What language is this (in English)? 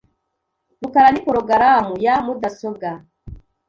Kinyarwanda